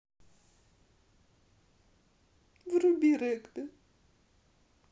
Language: Russian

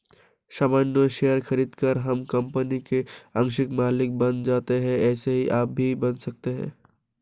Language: Hindi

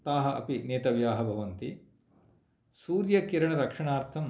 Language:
Sanskrit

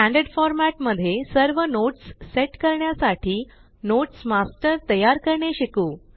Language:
Marathi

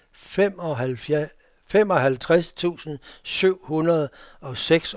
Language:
Danish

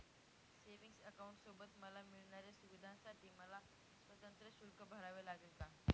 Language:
Marathi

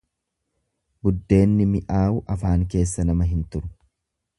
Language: Oromo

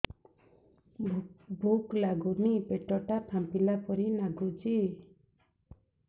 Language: Odia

